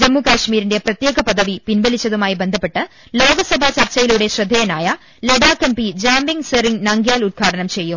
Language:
Malayalam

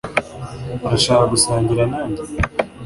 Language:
Kinyarwanda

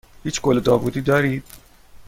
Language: Persian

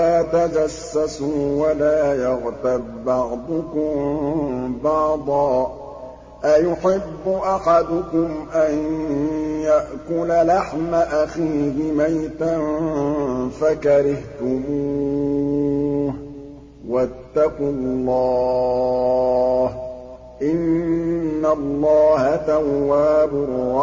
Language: Arabic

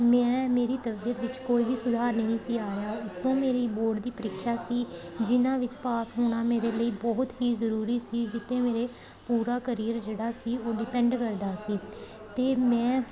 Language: Punjabi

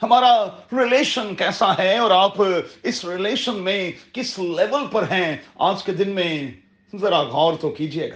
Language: Urdu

